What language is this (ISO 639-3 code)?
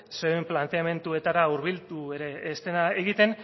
eus